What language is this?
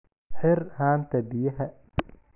Somali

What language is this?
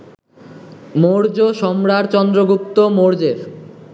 Bangla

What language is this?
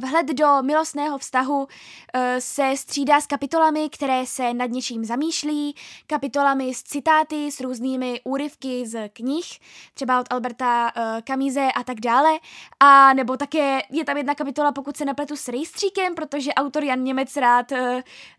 Czech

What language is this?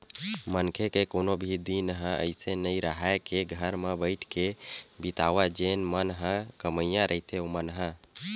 Chhattisgarhi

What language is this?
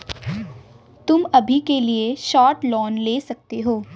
Hindi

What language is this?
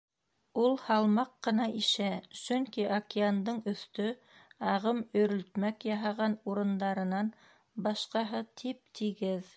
Bashkir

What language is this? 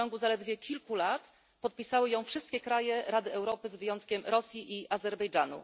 Polish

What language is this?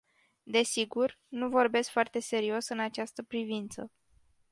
Romanian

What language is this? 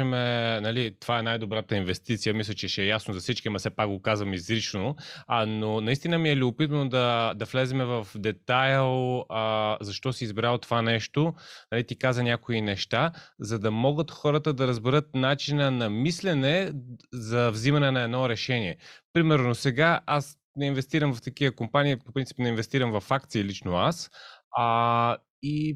Bulgarian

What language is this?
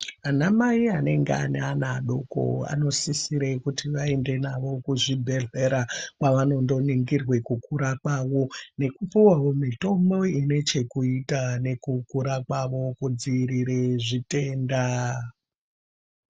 Ndau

